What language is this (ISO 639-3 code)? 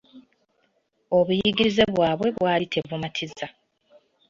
lug